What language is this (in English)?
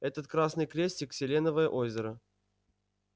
Russian